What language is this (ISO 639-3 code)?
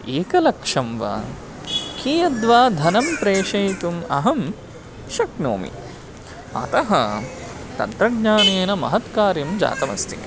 san